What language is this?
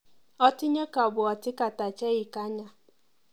Kalenjin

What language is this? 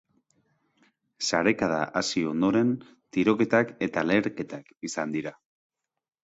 Basque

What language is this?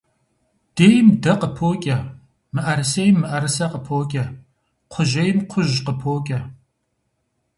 Kabardian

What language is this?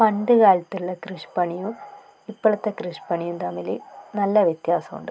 Malayalam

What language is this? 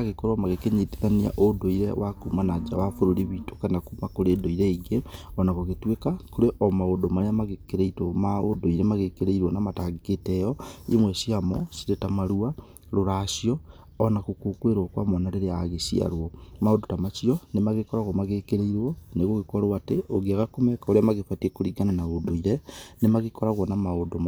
Kikuyu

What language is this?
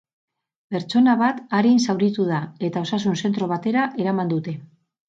Basque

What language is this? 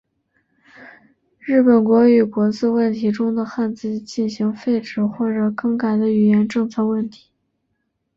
Chinese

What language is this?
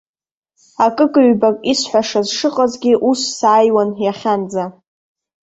Abkhazian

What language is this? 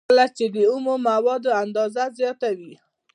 Pashto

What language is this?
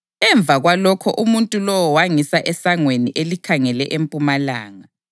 North Ndebele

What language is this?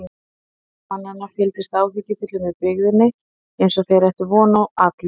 Icelandic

